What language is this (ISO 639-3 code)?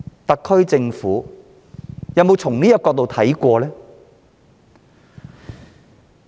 yue